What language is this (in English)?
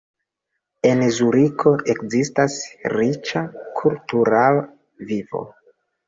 Esperanto